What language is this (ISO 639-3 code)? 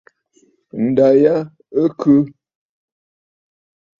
bfd